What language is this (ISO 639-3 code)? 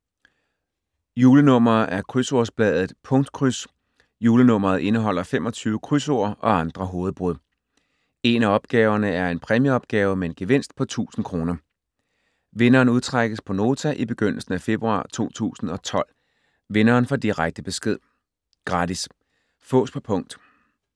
dan